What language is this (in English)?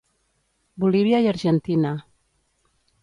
Catalan